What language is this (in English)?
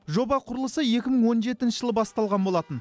Kazakh